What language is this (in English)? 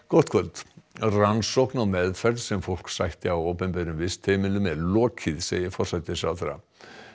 Icelandic